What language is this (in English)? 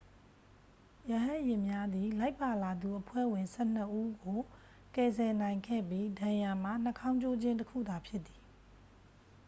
Burmese